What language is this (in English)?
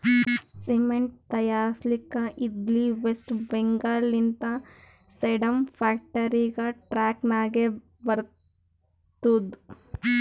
Kannada